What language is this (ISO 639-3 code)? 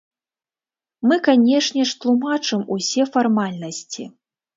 bel